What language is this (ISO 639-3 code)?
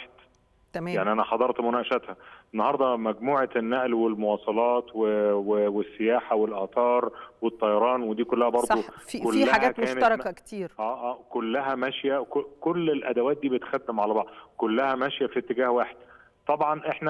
ara